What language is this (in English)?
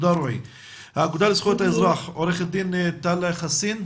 Hebrew